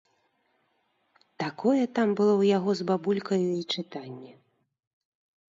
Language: Belarusian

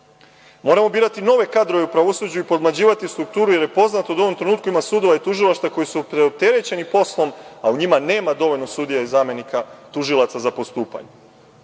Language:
Serbian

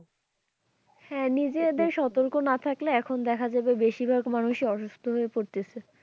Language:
Bangla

